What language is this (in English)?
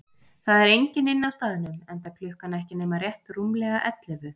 Icelandic